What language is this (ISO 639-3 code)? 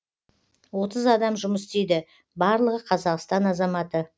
kaz